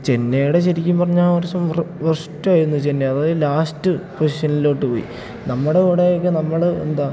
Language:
Malayalam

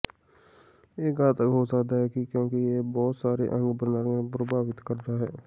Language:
Punjabi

